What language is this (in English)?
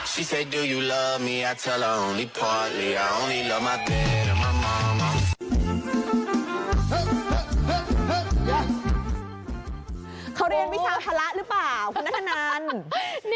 Thai